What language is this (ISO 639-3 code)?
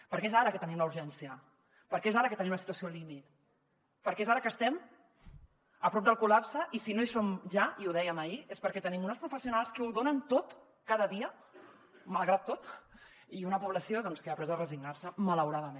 cat